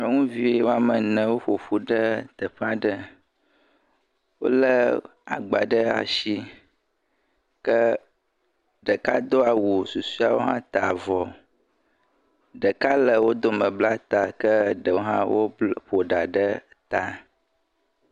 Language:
Ewe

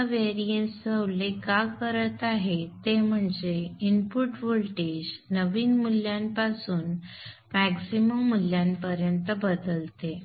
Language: Marathi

